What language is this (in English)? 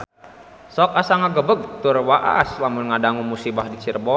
Sundanese